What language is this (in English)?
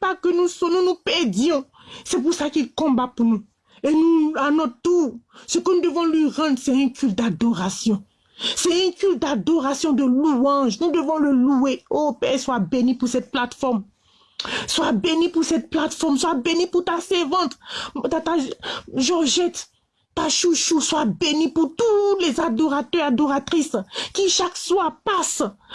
French